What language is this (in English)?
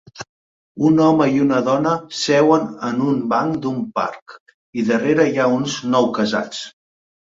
Catalan